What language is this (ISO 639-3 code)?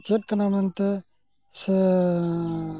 sat